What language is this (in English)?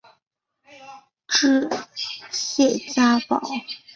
Chinese